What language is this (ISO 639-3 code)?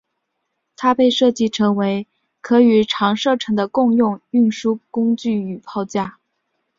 zho